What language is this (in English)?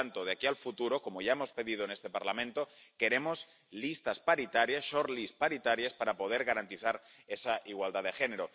Spanish